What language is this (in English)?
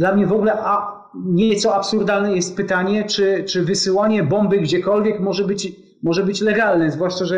Polish